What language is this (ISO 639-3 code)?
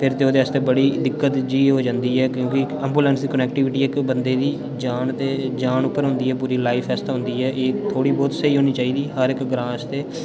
doi